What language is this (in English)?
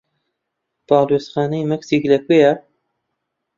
Central Kurdish